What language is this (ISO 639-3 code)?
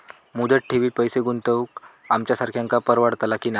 mar